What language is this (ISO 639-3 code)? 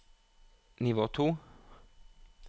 nor